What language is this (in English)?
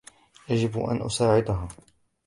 Arabic